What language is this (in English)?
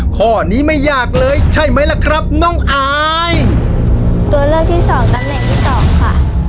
Thai